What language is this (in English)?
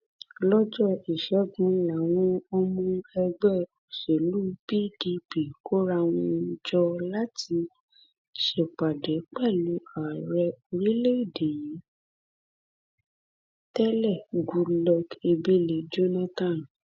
Yoruba